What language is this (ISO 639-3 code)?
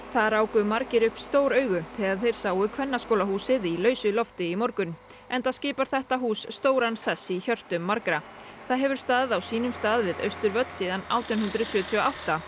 isl